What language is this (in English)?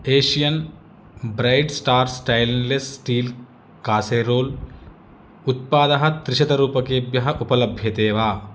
Sanskrit